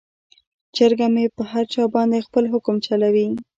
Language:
Pashto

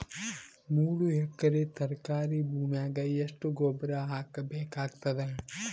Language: Kannada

